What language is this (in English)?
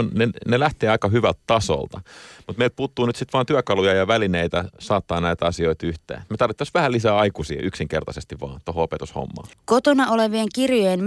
Finnish